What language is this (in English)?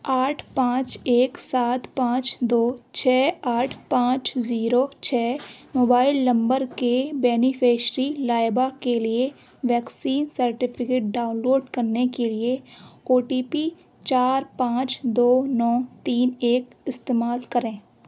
Urdu